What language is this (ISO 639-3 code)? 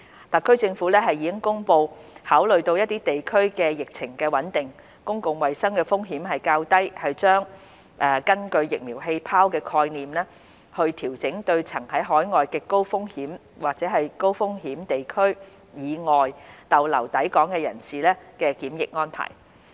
yue